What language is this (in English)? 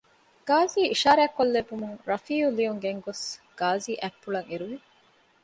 Divehi